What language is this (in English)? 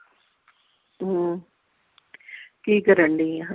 Punjabi